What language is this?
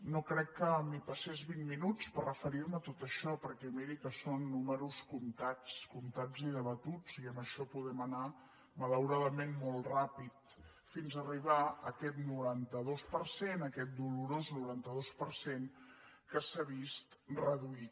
Catalan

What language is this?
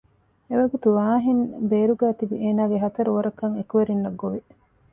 Divehi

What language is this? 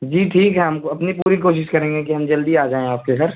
Urdu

